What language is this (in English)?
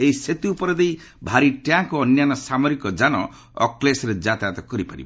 Odia